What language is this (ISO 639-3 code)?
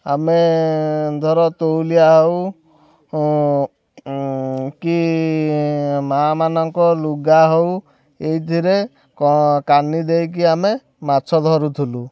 ori